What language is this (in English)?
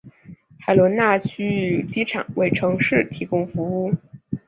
Chinese